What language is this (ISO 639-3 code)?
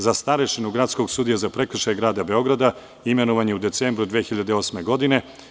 srp